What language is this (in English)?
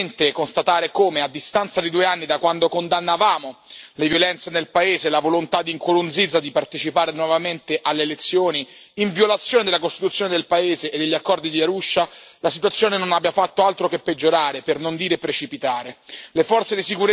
Italian